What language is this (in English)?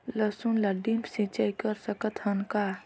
Chhattisgarhi